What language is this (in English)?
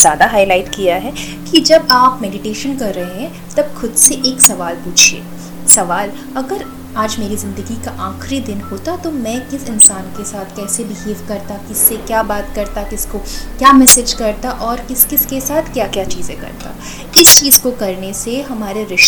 Hindi